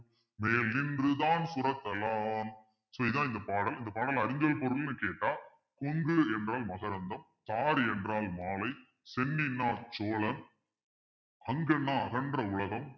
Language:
Tamil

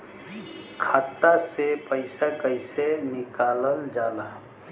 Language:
Bhojpuri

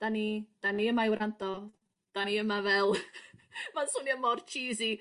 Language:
Welsh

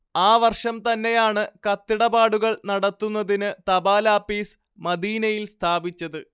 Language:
Malayalam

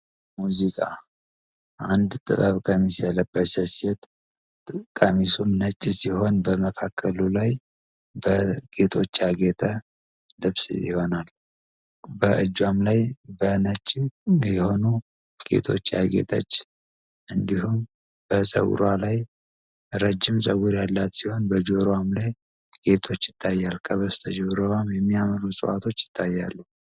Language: Amharic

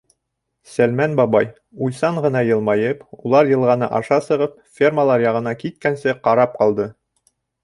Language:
Bashkir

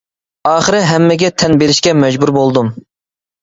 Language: Uyghur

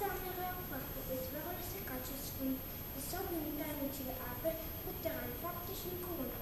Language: Romanian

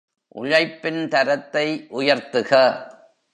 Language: Tamil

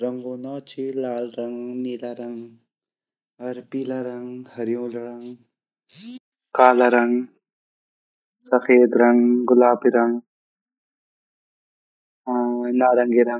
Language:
Garhwali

